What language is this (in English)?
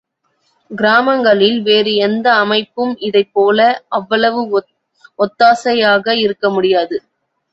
Tamil